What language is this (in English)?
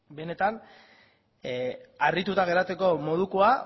Basque